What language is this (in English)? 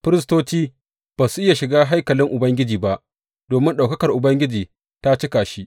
Hausa